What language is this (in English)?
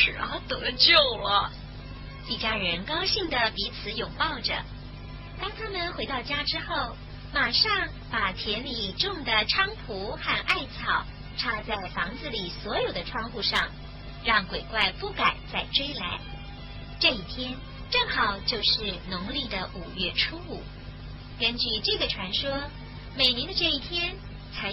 Chinese